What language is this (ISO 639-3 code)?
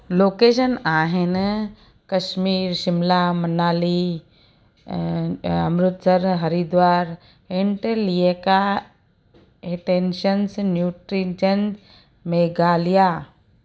snd